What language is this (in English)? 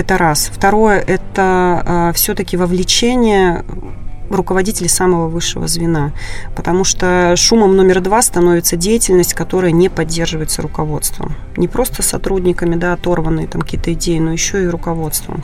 Russian